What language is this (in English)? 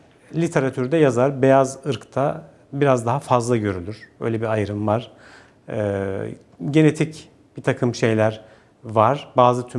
Turkish